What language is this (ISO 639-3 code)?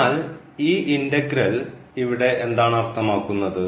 mal